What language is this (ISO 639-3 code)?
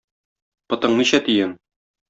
tat